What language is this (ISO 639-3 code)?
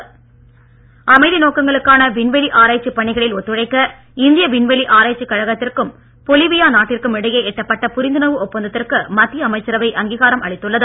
tam